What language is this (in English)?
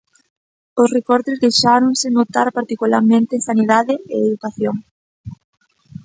Galician